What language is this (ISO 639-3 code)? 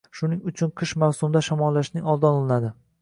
uzb